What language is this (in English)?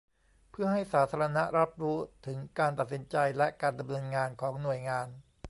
Thai